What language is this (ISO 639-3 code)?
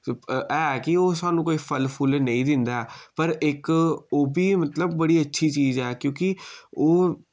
doi